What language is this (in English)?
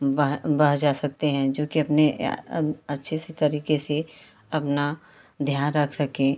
Hindi